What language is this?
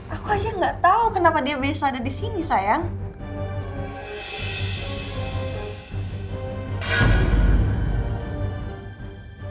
Indonesian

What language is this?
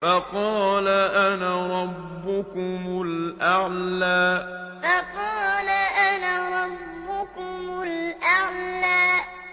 Arabic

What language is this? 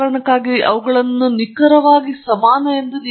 Kannada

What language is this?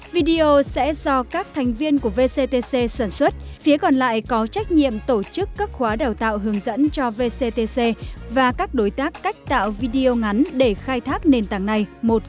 Vietnamese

